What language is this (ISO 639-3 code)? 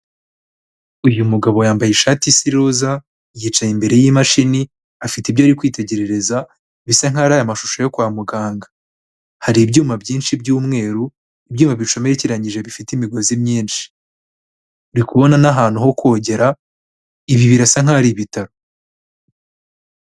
kin